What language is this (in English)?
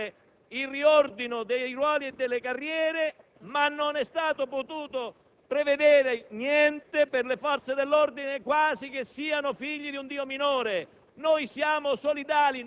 Italian